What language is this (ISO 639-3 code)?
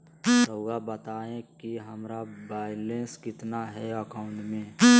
mag